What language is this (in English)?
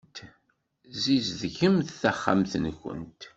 Kabyle